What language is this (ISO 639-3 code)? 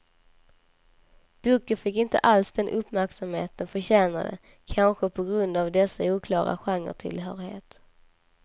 swe